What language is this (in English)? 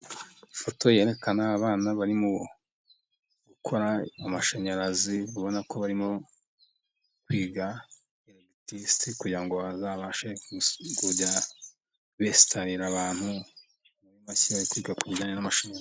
Kinyarwanda